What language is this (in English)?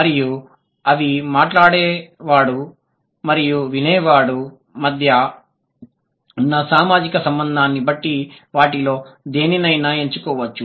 Telugu